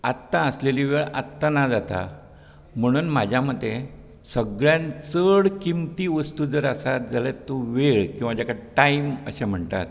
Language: Konkani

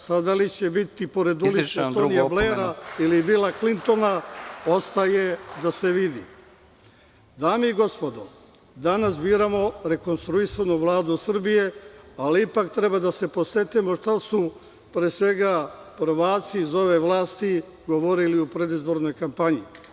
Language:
Serbian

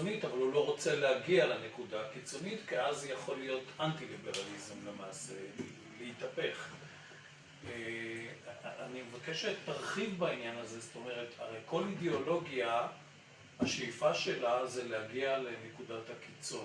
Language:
Hebrew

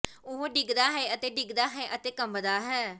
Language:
Punjabi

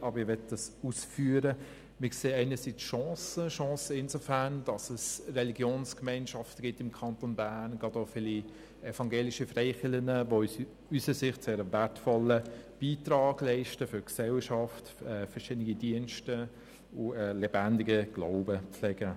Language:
Swiss German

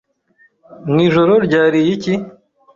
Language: Kinyarwanda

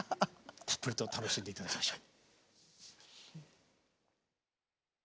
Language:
Japanese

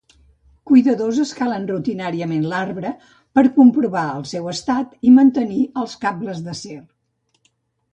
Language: Catalan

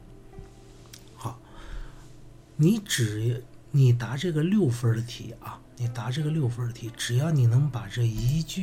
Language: Chinese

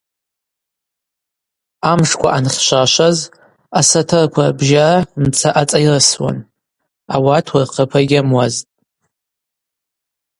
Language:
Abaza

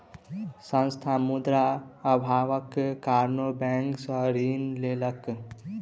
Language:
Maithili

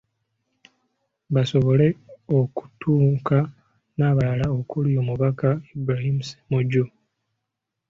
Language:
Ganda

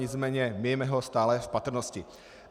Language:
Czech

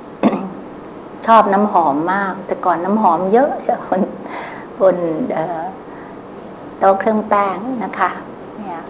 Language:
Thai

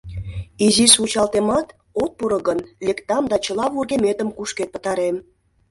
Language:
Mari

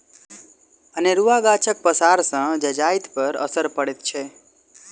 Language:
Maithili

